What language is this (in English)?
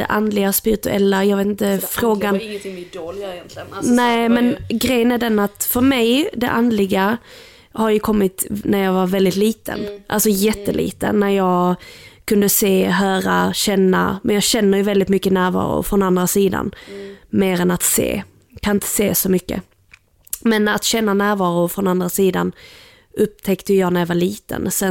Swedish